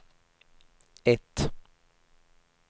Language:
Swedish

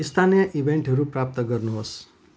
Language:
Nepali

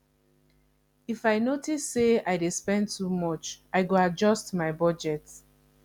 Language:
Nigerian Pidgin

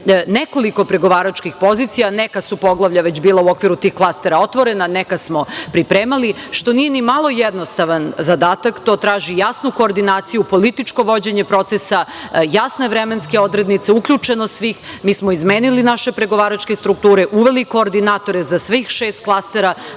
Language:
Serbian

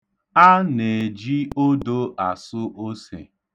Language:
Igbo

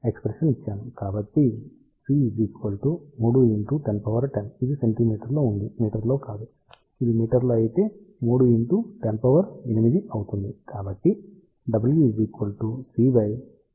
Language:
Telugu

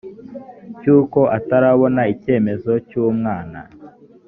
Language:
Kinyarwanda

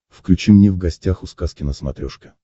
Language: Russian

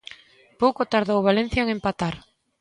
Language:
Galician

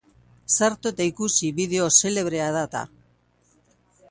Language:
Basque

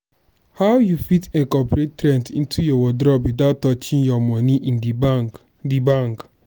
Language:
Nigerian Pidgin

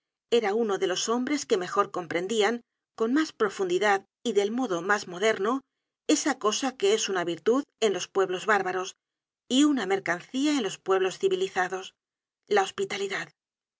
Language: Spanish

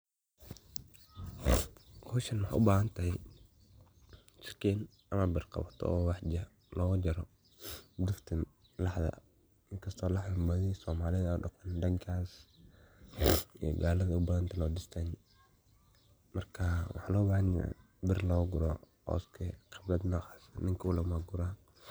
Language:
Somali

